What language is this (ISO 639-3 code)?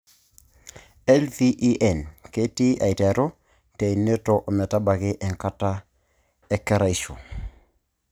mas